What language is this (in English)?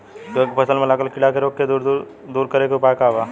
Bhojpuri